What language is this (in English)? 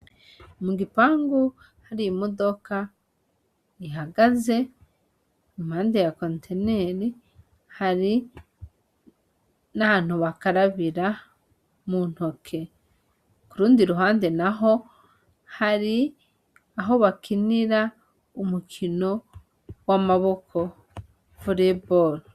Rundi